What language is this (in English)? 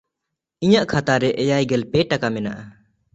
Santali